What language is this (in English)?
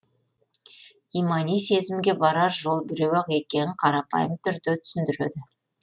Kazakh